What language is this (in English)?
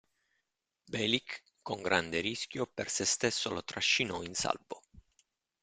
Italian